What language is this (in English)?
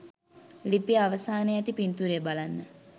Sinhala